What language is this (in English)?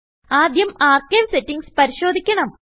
Malayalam